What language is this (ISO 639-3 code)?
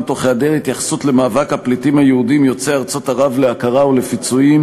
heb